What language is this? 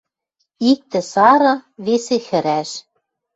Western Mari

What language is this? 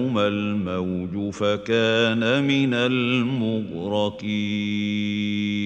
Arabic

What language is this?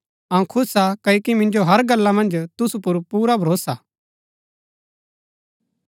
Gaddi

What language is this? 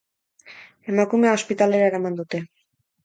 Basque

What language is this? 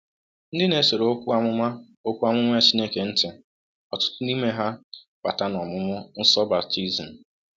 Igbo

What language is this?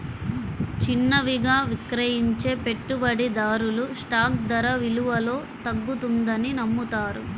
Telugu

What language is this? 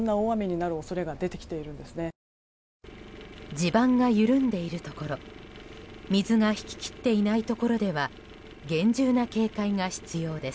Japanese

